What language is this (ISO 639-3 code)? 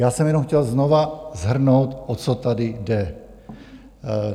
ces